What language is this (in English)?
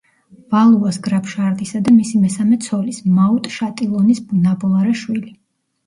Georgian